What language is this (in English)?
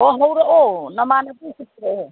Manipuri